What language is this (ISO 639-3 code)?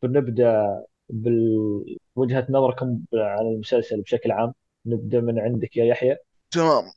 ara